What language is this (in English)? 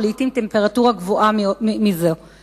Hebrew